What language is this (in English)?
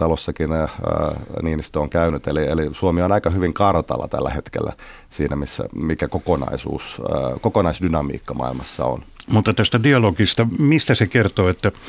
Finnish